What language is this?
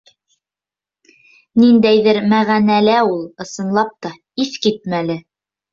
Bashkir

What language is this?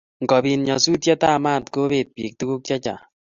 Kalenjin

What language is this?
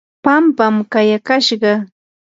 Yanahuanca Pasco Quechua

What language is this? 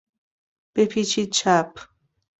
Persian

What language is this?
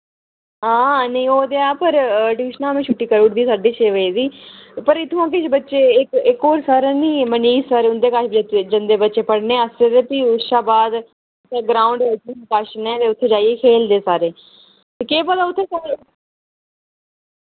Dogri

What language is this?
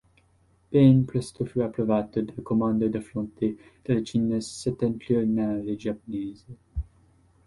Italian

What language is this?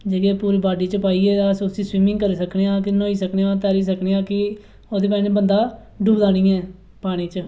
Dogri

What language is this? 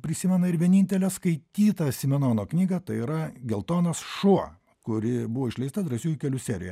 Lithuanian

